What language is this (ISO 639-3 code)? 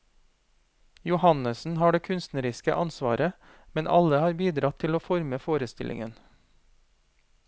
nor